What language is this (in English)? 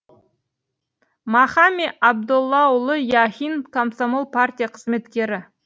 Kazakh